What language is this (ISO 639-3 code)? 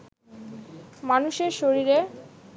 ben